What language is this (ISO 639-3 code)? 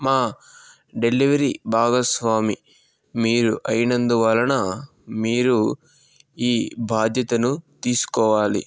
tel